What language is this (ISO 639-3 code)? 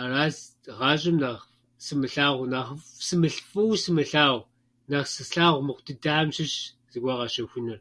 kbd